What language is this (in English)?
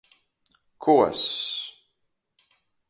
Latgalian